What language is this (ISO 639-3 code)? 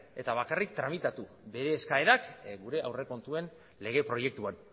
eus